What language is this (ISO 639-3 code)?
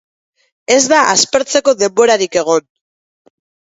eus